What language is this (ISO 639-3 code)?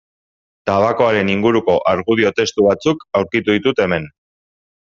eus